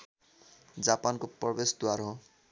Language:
Nepali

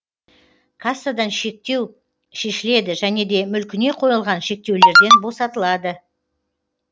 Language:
Kazakh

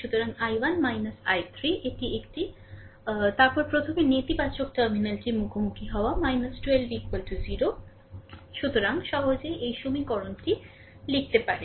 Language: Bangla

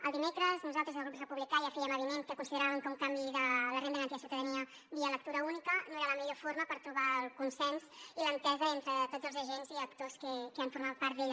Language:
Catalan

